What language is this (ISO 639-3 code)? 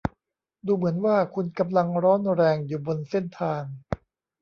tha